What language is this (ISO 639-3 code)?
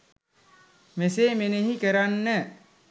sin